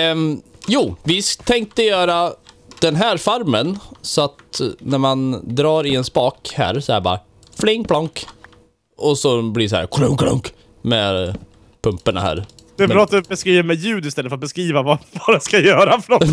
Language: Swedish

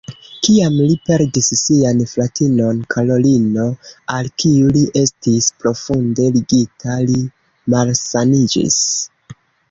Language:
Esperanto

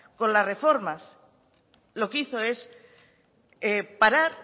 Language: Spanish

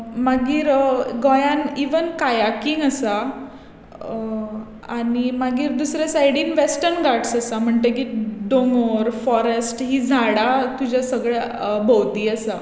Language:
Konkani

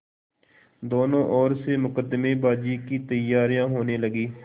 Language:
Hindi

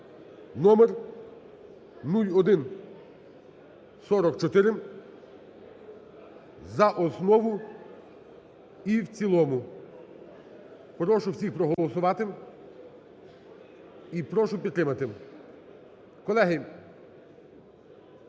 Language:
Ukrainian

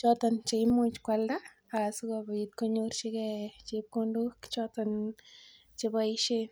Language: Kalenjin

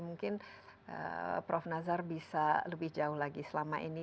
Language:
Indonesian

